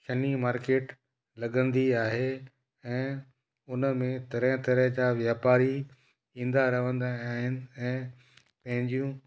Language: Sindhi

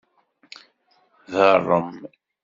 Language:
Kabyle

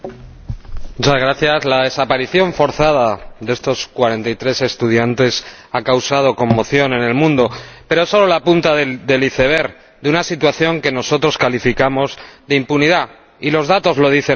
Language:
Spanish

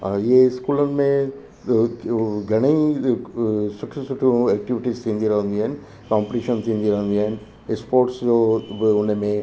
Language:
Sindhi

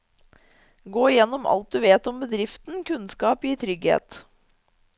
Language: Norwegian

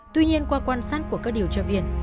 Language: Vietnamese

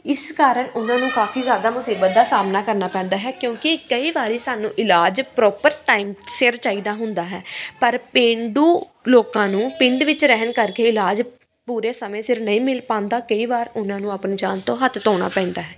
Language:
Punjabi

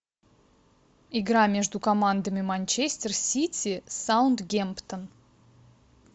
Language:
Russian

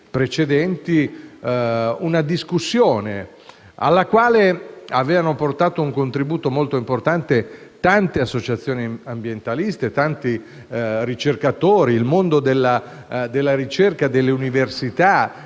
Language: Italian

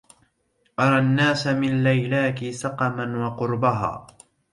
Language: Arabic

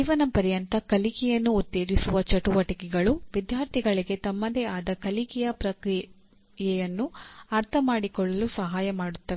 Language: Kannada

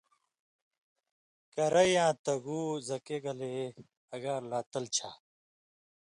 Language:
Indus Kohistani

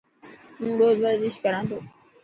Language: Dhatki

